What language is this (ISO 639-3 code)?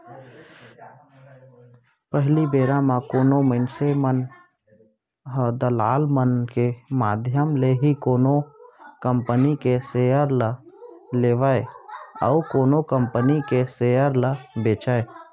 hne